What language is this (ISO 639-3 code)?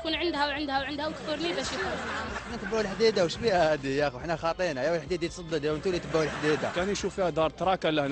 ara